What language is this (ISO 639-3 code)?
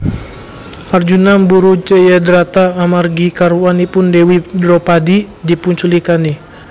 jav